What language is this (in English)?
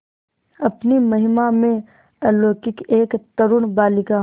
Hindi